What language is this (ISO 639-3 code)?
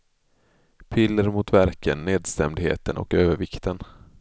swe